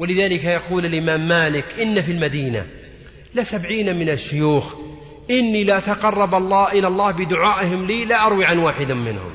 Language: Arabic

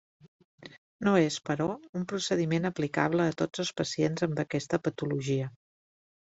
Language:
Catalan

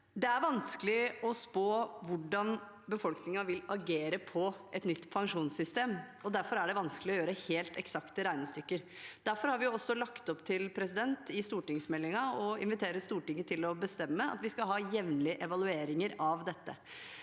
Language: Norwegian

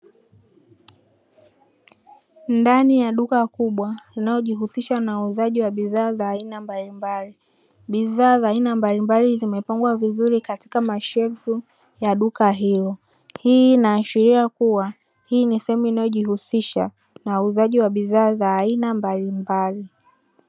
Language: Swahili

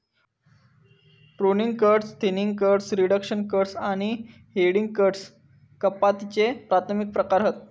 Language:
Marathi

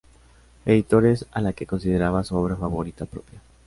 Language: Spanish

